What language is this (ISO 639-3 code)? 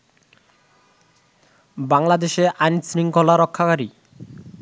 ben